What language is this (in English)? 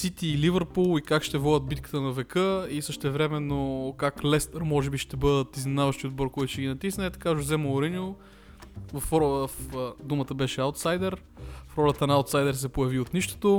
Bulgarian